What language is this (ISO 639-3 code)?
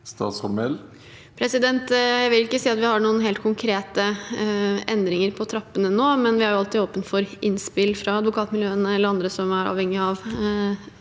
nor